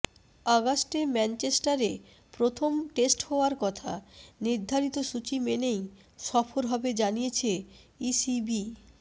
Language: Bangla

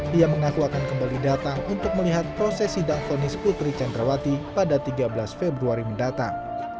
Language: Indonesian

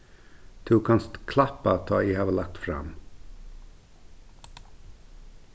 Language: Faroese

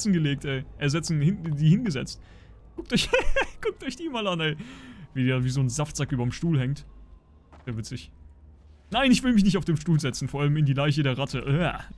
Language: German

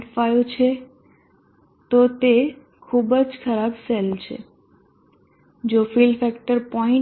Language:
Gujarati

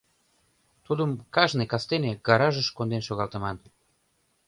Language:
Mari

